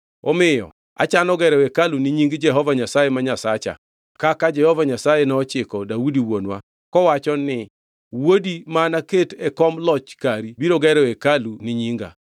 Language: Luo (Kenya and Tanzania)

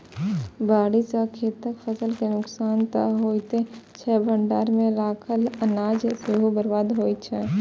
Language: Maithili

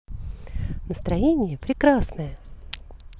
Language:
Russian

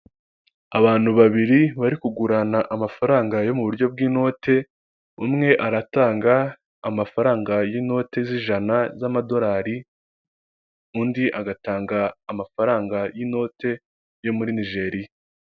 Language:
Kinyarwanda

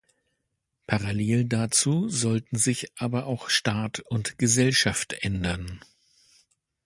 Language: German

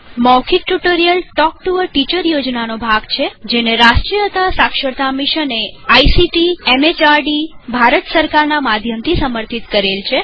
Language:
Gujarati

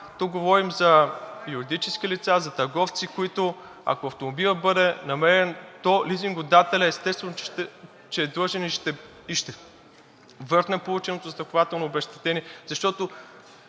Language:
Bulgarian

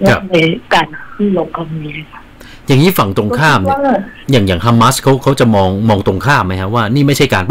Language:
Thai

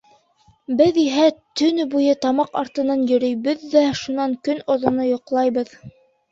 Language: Bashkir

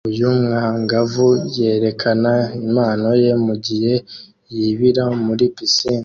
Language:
Kinyarwanda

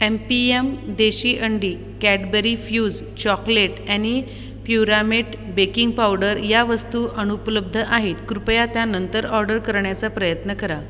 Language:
Marathi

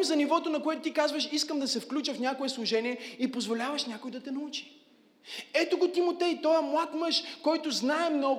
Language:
Bulgarian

